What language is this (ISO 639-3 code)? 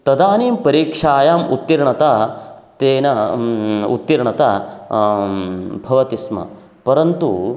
san